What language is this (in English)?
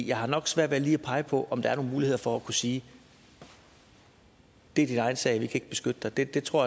Danish